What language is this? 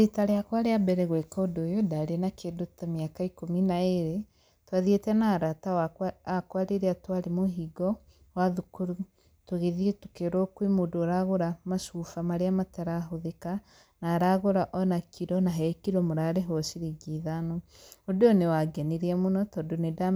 Kikuyu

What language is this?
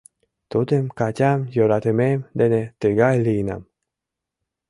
Mari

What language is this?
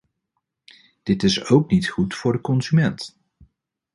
Dutch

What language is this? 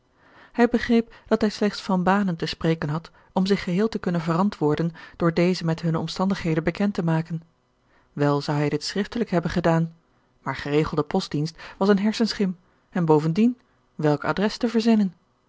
Dutch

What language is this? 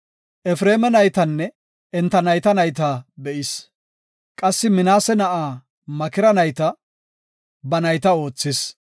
Gofa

